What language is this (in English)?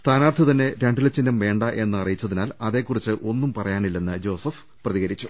Malayalam